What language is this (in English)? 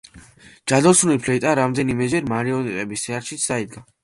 Georgian